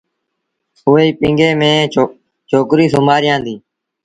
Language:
Sindhi Bhil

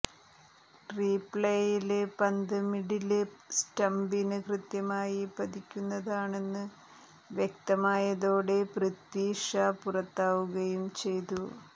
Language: Malayalam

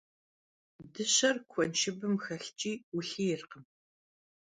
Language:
Kabardian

